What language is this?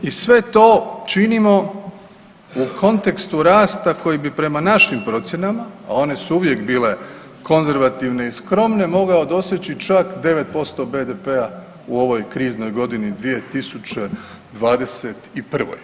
Croatian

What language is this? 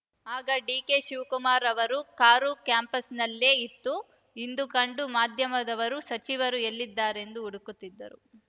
Kannada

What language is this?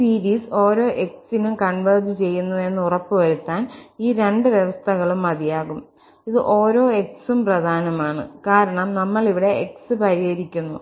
Malayalam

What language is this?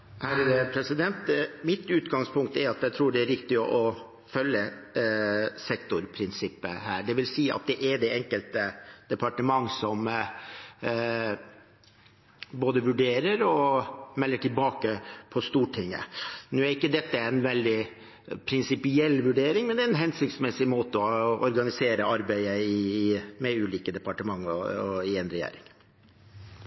Norwegian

